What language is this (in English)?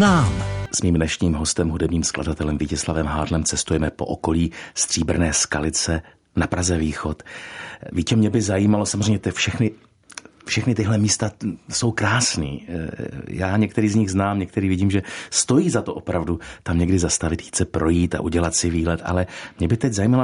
Czech